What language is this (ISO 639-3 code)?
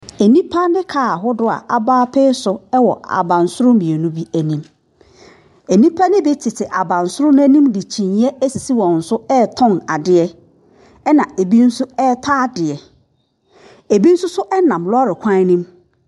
aka